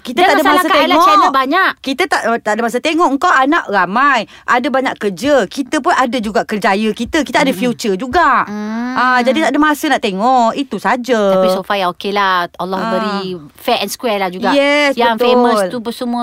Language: Malay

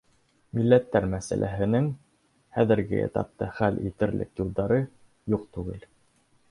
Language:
Bashkir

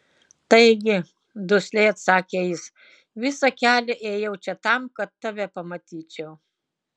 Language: Lithuanian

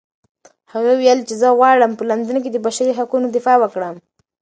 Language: Pashto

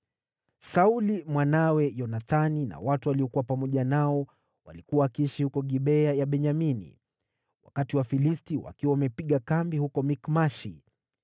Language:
Swahili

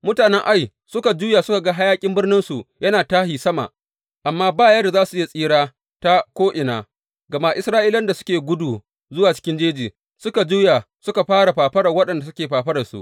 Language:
Hausa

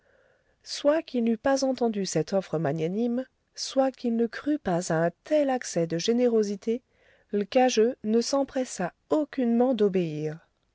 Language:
French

